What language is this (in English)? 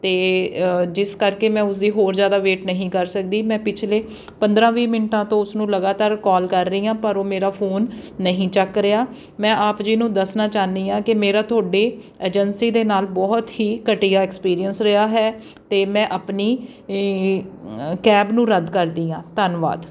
Punjabi